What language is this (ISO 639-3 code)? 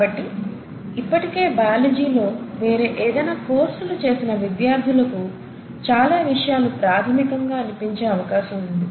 tel